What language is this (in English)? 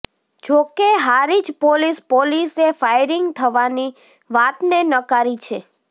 Gujarati